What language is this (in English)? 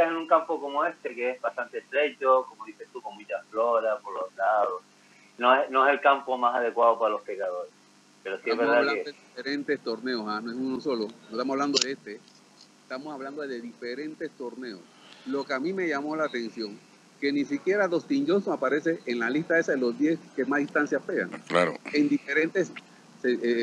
Spanish